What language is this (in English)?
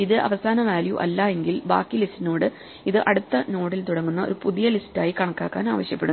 Malayalam